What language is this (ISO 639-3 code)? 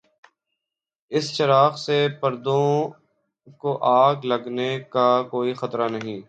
urd